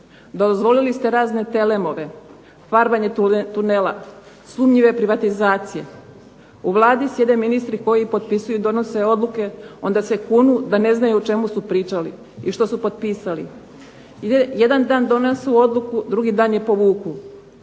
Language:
Croatian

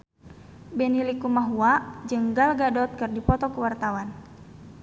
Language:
Sundanese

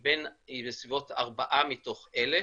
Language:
Hebrew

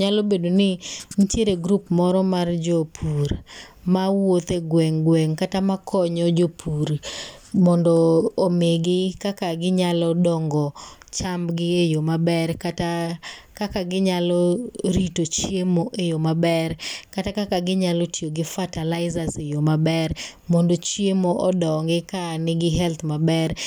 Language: Luo (Kenya and Tanzania)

